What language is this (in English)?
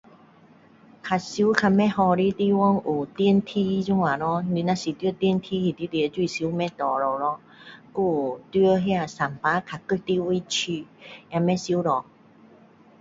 Min Dong Chinese